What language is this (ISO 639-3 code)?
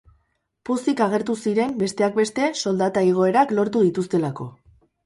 eus